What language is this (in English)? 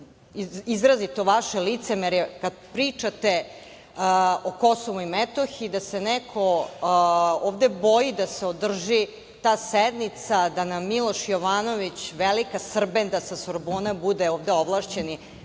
Serbian